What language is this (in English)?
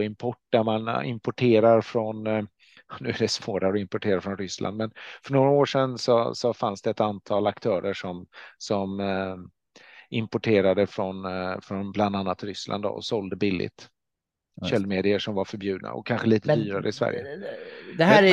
Swedish